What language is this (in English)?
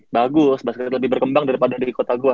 Indonesian